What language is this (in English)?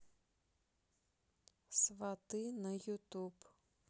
Russian